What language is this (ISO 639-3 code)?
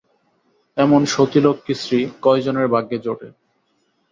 ben